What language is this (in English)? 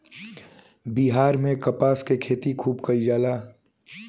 Bhojpuri